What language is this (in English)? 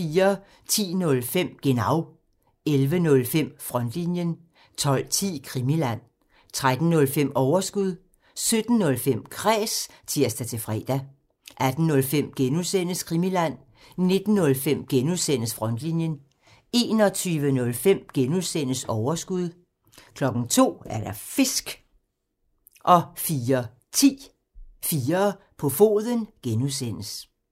Danish